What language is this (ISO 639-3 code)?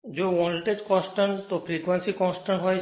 guj